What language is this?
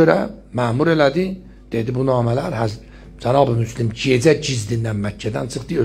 Turkish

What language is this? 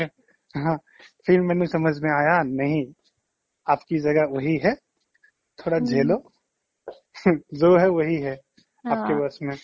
Assamese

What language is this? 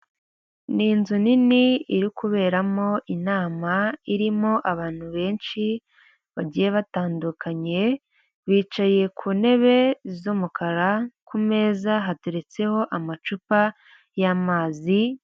Kinyarwanda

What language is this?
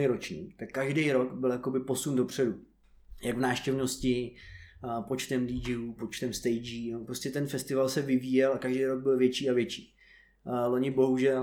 Czech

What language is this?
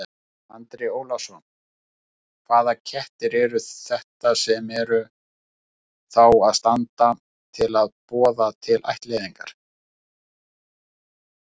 Icelandic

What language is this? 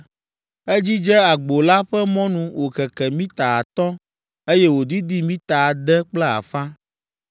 Ewe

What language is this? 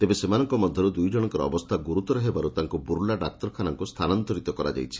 Odia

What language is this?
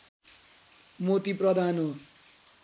Nepali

